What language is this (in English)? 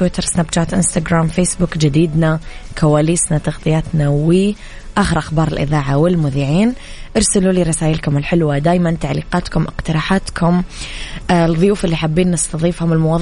Arabic